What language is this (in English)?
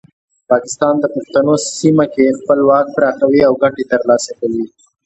Pashto